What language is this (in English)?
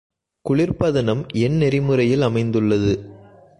Tamil